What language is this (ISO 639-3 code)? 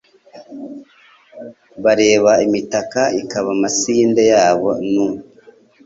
kin